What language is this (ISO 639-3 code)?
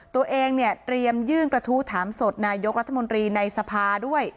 tha